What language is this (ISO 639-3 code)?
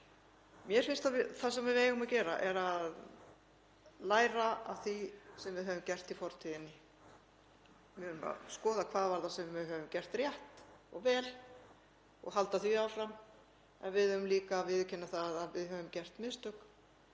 isl